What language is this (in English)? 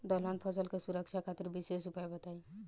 Bhojpuri